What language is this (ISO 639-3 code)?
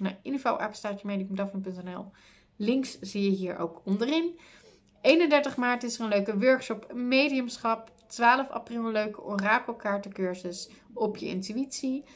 nld